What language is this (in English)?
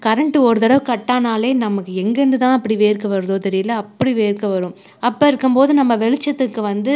Tamil